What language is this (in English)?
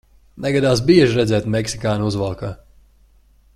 Latvian